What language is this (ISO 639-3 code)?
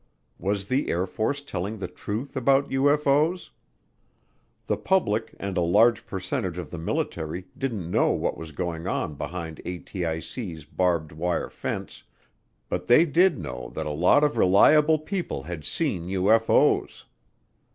eng